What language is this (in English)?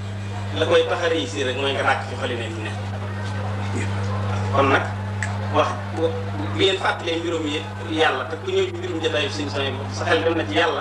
Arabic